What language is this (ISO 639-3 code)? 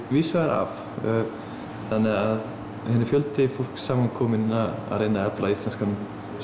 isl